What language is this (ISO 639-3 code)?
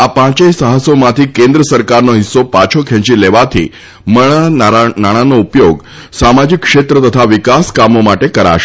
guj